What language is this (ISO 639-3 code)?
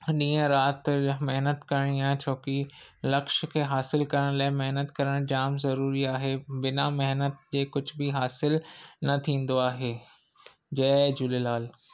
snd